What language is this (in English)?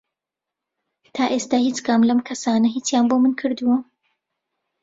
Central Kurdish